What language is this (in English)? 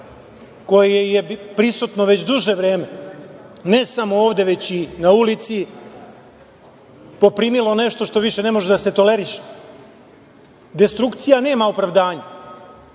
Serbian